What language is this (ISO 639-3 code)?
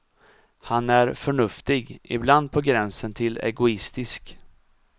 swe